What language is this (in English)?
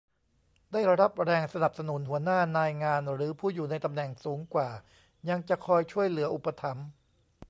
Thai